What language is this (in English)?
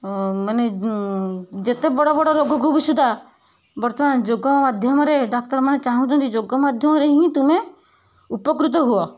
Odia